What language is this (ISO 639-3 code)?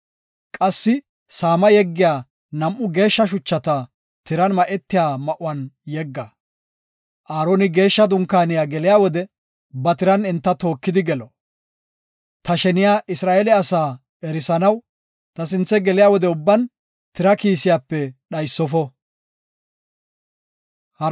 gof